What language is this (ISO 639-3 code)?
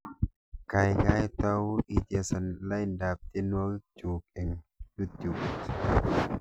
kln